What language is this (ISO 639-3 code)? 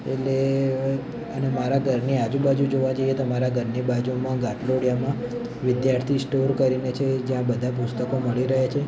guj